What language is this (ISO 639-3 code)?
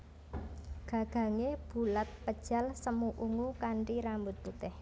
jav